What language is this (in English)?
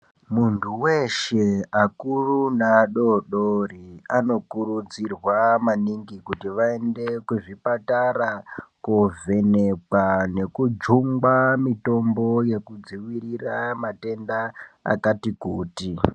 Ndau